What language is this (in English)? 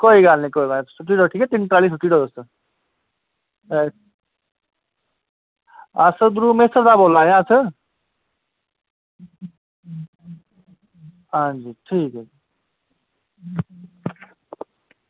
Dogri